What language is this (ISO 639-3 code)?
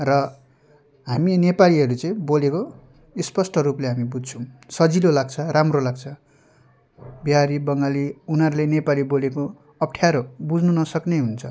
nep